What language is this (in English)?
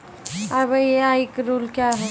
Maithili